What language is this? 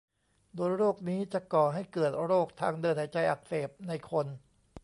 Thai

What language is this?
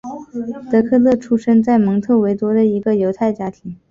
Chinese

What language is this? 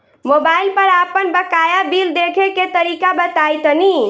Bhojpuri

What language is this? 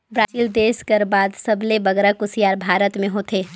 Chhattisgarhi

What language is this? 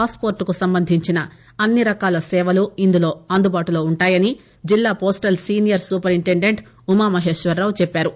Telugu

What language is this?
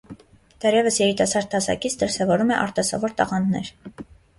Armenian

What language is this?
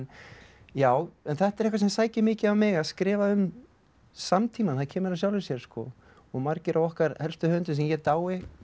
Icelandic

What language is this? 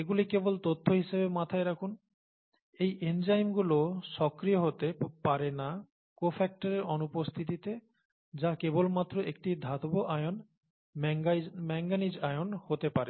Bangla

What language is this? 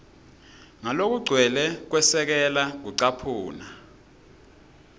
Swati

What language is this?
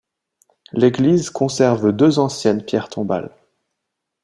French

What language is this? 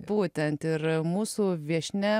Lithuanian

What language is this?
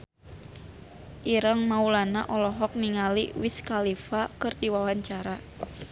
Sundanese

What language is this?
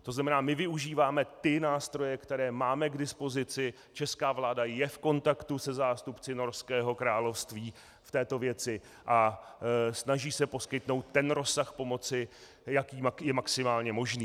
Czech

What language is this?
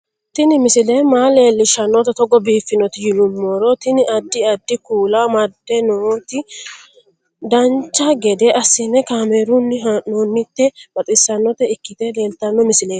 Sidamo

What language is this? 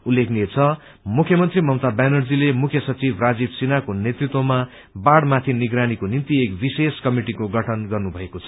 Nepali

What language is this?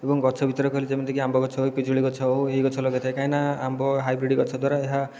Odia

